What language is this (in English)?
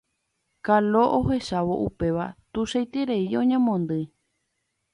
Guarani